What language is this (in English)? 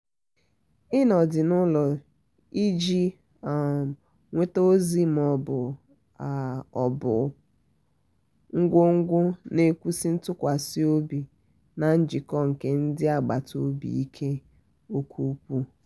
Igbo